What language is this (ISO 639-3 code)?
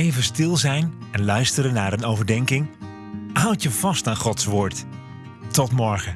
nld